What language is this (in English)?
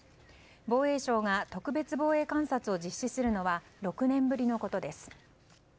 Japanese